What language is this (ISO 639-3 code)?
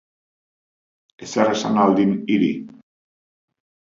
eus